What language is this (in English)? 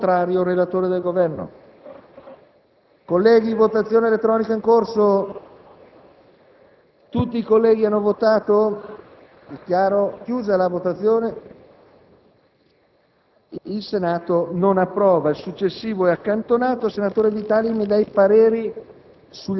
Italian